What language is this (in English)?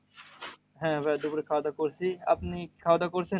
Bangla